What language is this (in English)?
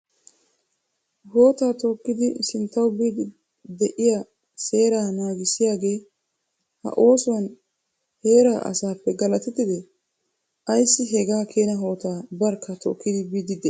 Wolaytta